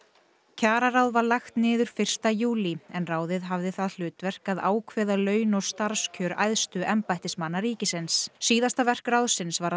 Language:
Icelandic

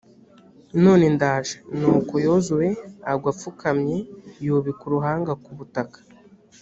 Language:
Kinyarwanda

